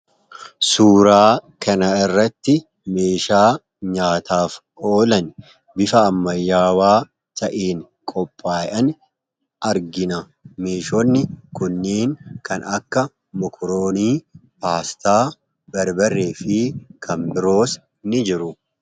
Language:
Oromo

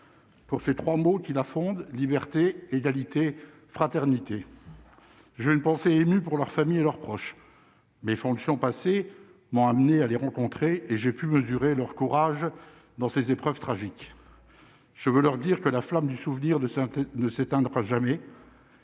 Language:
French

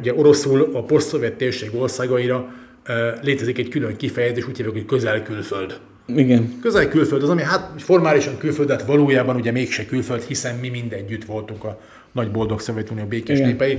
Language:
Hungarian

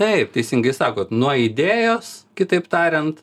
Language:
Lithuanian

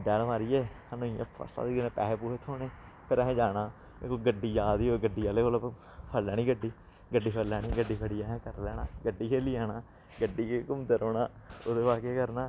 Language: Dogri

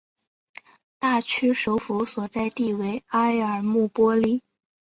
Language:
Chinese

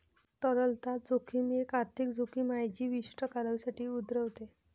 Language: Marathi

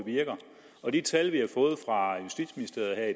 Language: Danish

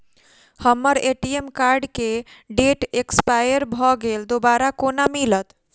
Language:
Maithili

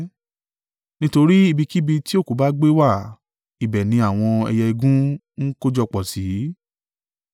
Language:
Yoruba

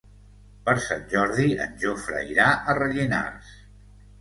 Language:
Catalan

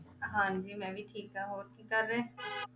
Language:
Punjabi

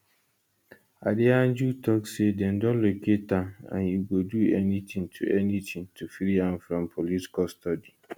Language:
Nigerian Pidgin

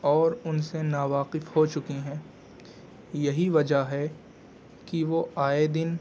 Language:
Urdu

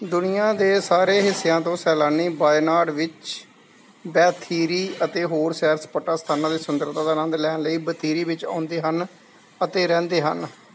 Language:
Punjabi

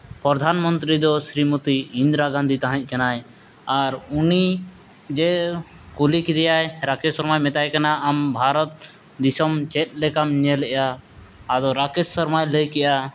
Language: Santali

